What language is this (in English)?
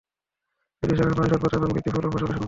Bangla